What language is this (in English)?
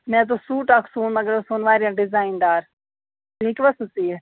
Kashmiri